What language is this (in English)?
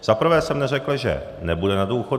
Czech